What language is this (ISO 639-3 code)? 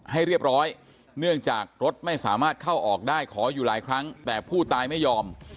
tha